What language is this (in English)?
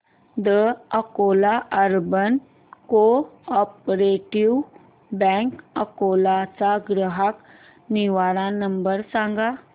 Marathi